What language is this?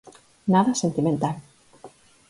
Galician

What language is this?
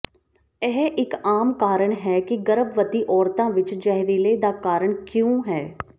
Punjabi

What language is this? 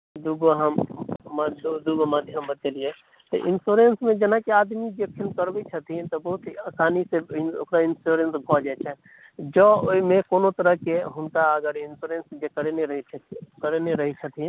Maithili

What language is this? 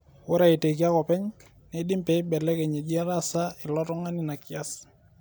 Masai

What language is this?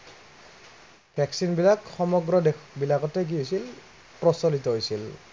Assamese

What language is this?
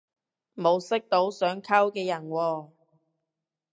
Cantonese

